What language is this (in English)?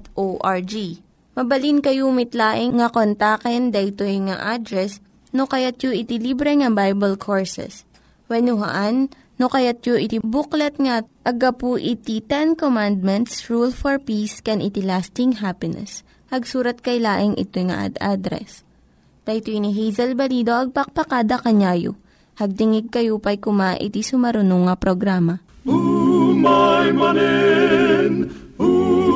Filipino